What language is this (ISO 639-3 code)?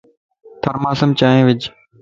lss